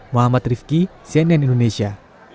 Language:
Indonesian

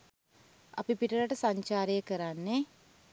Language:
Sinhala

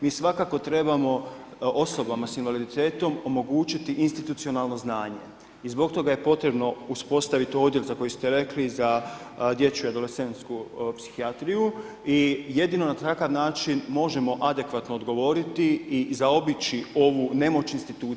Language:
Croatian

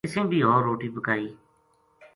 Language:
Gujari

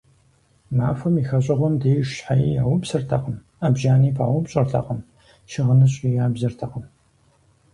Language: Kabardian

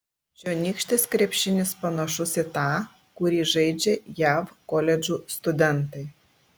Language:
Lithuanian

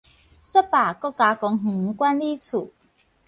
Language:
Min Nan Chinese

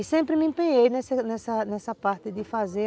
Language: Portuguese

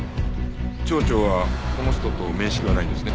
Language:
Japanese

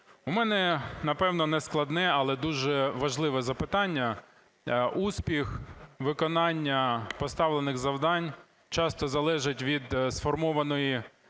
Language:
Ukrainian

